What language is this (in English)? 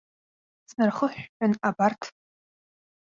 Abkhazian